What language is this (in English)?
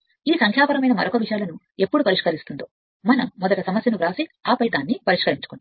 Telugu